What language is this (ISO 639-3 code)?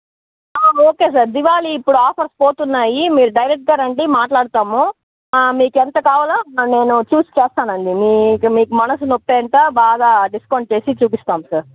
tel